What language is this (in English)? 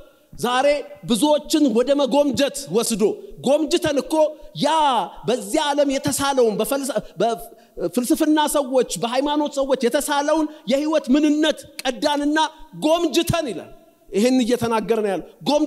Arabic